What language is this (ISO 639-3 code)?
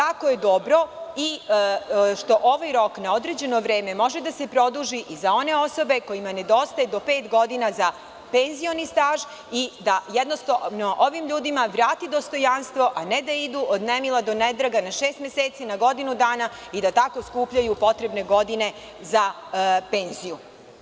srp